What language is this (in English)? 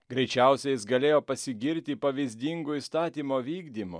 Lithuanian